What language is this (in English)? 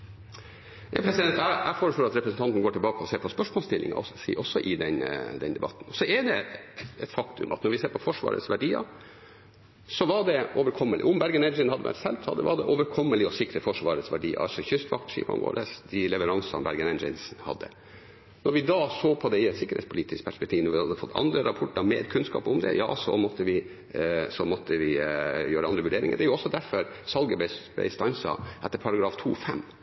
Norwegian